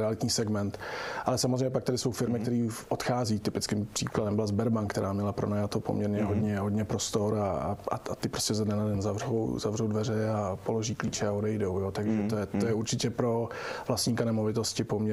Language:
Czech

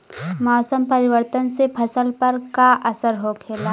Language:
Bhojpuri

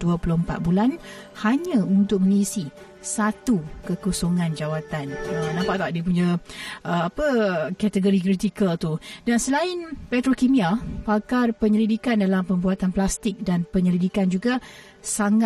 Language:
Malay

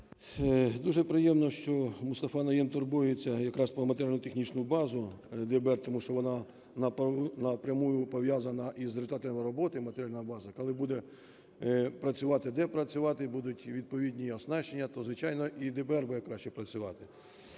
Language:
Ukrainian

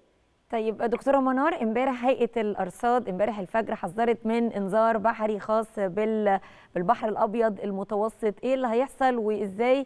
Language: Arabic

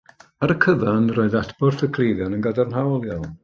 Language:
Welsh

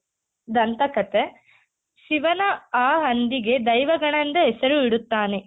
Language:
Kannada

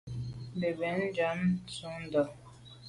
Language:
Medumba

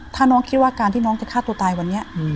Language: Thai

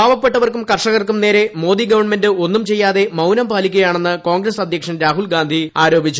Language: Malayalam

